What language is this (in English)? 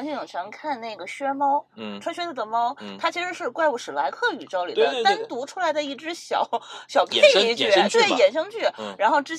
Chinese